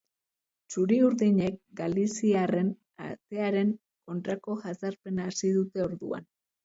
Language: Basque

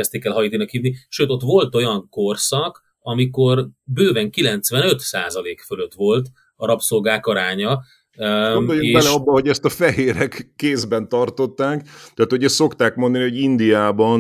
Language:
Hungarian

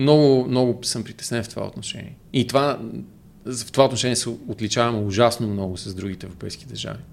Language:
Bulgarian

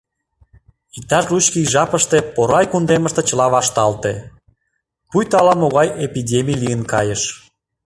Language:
Mari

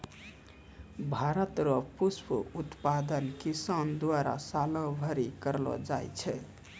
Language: Maithili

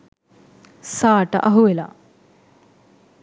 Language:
Sinhala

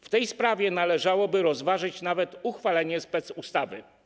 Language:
Polish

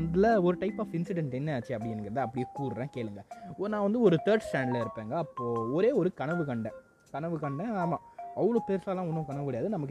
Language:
Tamil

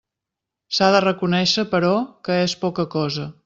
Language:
Catalan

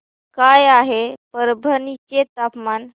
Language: Marathi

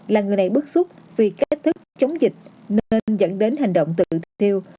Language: Vietnamese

